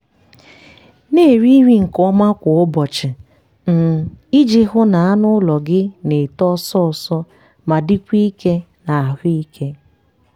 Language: Igbo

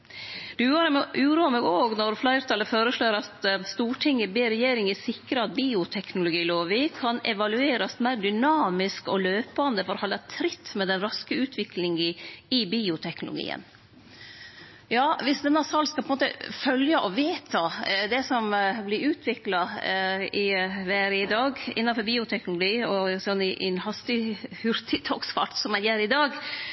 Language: Norwegian Nynorsk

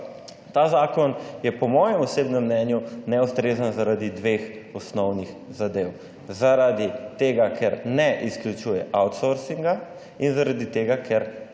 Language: Slovenian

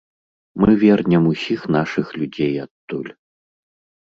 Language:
Belarusian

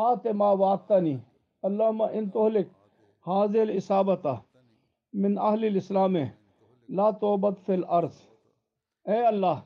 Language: Turkish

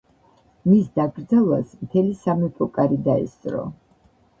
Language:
Georgian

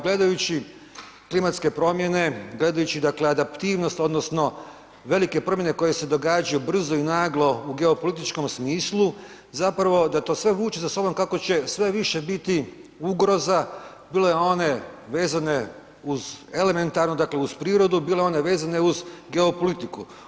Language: Croatian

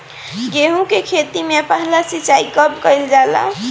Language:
Bhojpuri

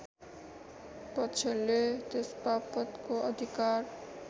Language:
Nepali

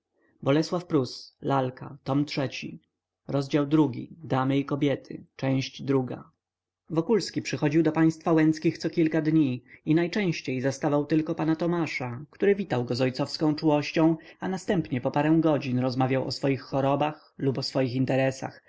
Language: Polish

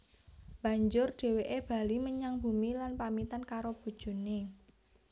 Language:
Javanese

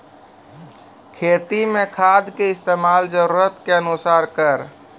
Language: Maithili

